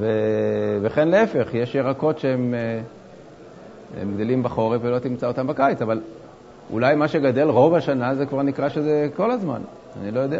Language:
Hebrew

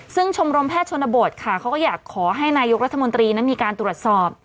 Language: Thai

